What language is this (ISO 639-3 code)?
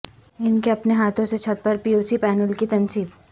urd